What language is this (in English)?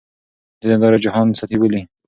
Pashto